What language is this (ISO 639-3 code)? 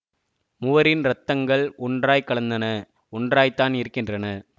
tam